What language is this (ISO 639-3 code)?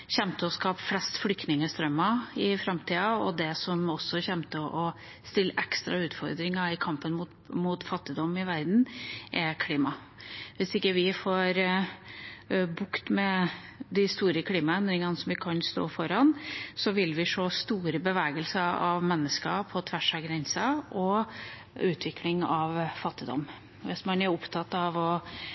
nob